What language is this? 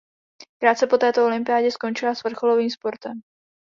Czech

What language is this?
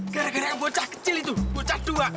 Indonesian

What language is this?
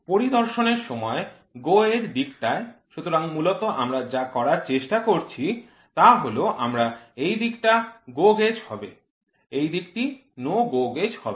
Bangla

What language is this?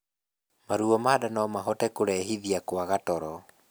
Kikuyu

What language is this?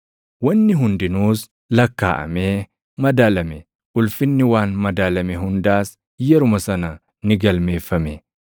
Oromo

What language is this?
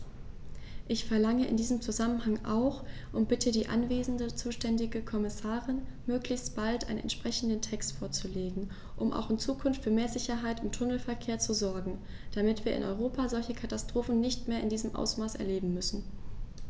German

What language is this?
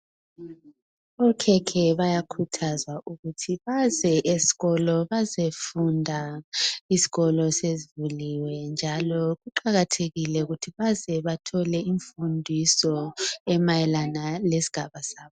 North Ndebele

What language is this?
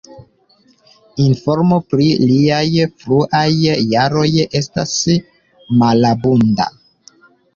Esperanto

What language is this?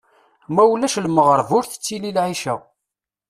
Kabyle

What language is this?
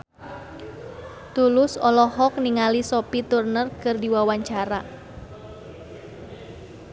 Sundanese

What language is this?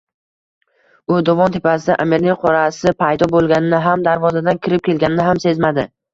Uzbek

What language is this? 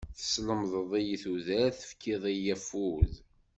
Kabyle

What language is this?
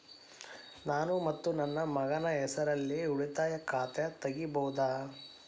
Kannada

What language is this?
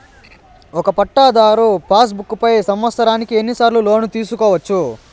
Telugu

